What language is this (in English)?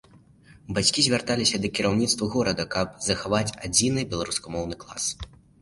Belarusian